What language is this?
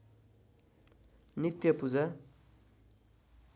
Nepali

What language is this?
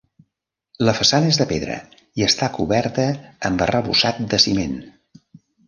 Catalan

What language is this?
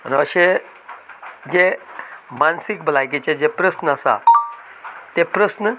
Konkani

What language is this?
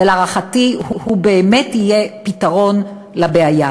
Hebrew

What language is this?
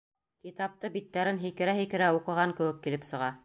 Bashkir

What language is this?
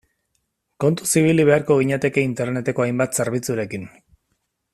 Basque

